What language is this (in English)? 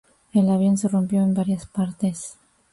Spanish